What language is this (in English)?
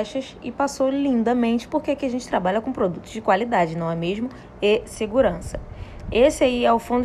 Portuguese